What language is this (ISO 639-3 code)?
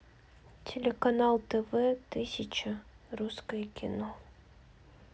rus